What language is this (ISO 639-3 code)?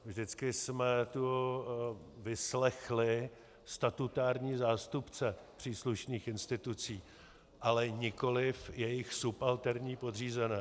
ces